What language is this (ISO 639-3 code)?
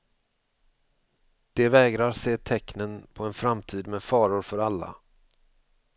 swe